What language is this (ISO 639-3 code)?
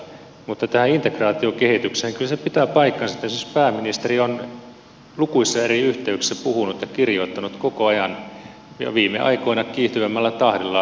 fin